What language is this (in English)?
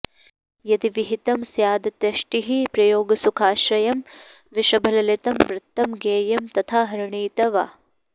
Sanskrit